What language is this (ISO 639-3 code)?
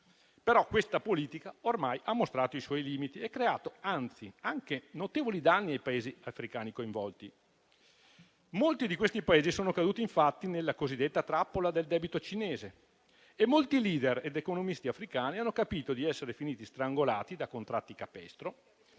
ita